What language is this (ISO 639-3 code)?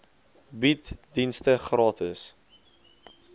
afr